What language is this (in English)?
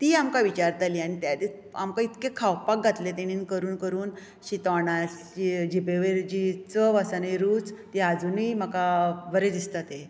Konkani